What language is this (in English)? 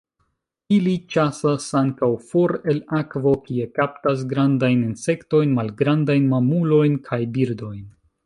Esperanto